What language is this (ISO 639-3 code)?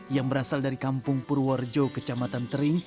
ind